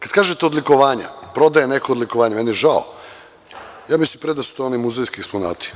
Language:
Serbian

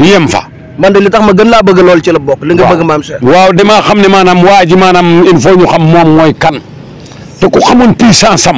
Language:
Arabic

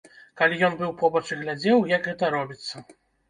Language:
Belarusian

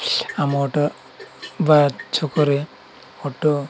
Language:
Odia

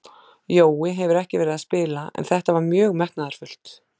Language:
Icelandic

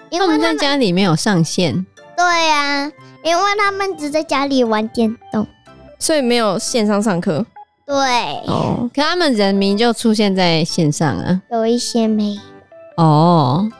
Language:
Chinese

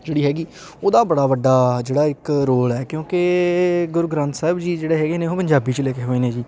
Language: Punjabi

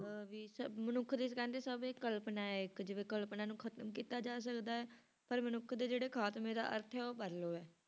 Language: Punjabi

